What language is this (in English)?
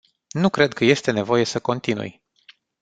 Romanian